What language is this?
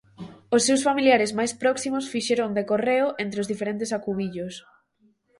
Galician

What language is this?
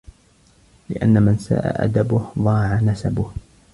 Arabic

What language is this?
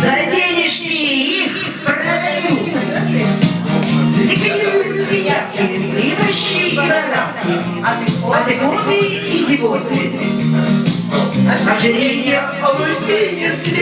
Russian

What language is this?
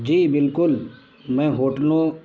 Urdu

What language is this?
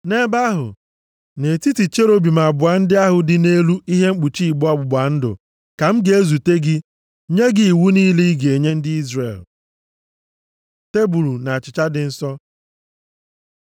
Igbo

